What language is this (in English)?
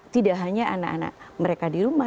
Indonesian